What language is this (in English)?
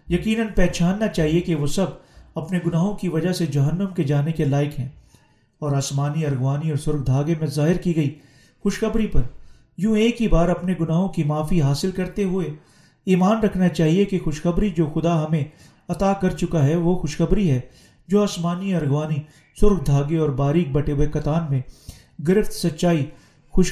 Urdu